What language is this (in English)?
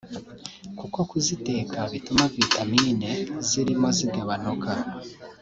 Kinyarwanda